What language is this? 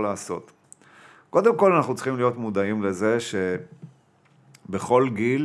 Hebrew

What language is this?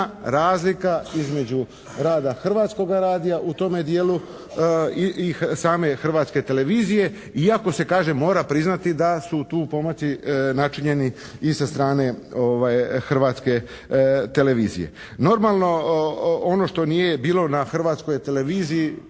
Croatian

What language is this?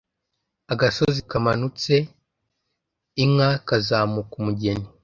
Kinyarwanda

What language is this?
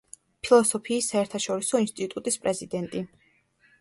Georgian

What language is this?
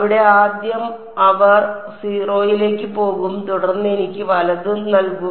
Malayalam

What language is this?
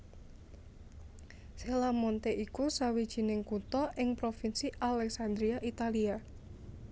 Javanese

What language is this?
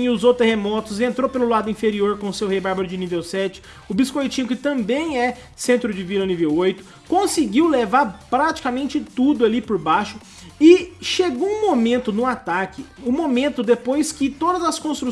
Portuguese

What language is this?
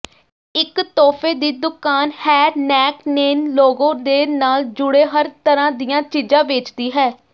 Punjabi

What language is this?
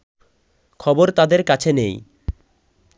Bangla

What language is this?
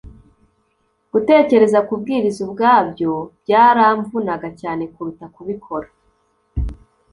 Kinyarwanda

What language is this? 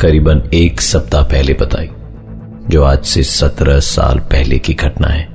Hindi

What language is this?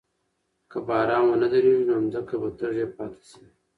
Pashto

